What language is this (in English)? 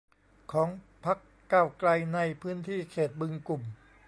Thai